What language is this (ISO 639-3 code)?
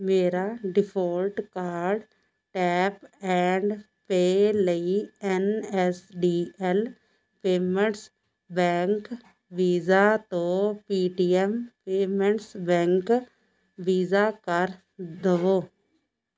pan